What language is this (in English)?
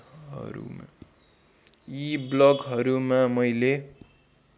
Nepali